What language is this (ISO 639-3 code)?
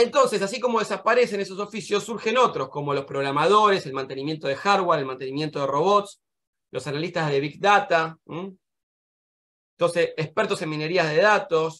spa